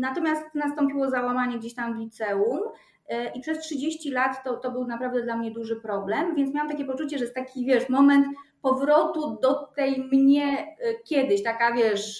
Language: Polish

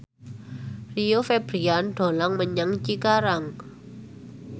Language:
Javanese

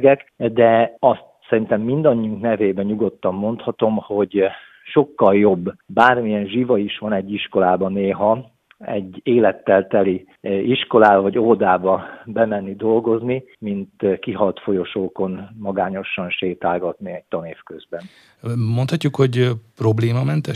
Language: Hungarian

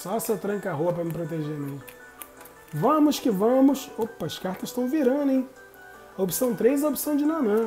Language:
Portuguese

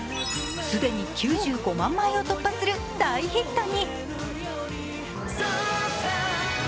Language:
Japanese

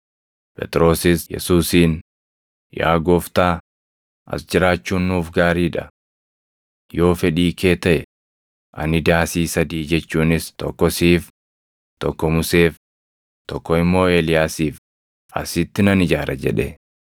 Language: Oromo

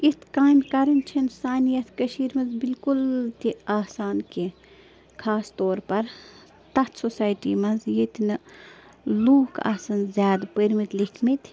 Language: Kashmiri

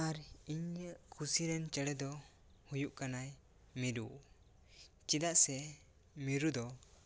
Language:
Santali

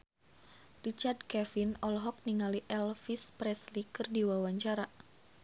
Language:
Sundanese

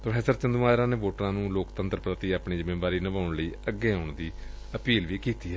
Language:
Punjabi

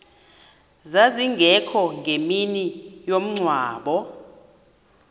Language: Xhosa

